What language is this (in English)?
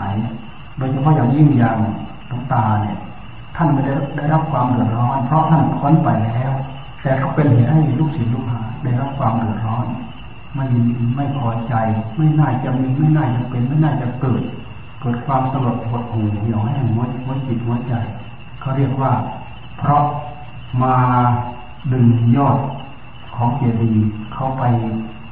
Thai